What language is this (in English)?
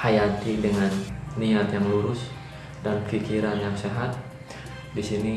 Indonesian